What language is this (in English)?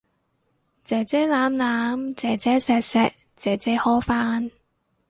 Cantonese